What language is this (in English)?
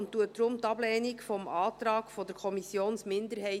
Swiss German